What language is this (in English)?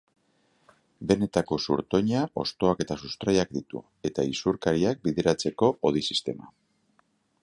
Basque